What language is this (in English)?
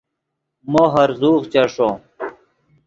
Yidgha